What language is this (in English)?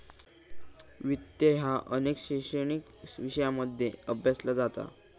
Marathi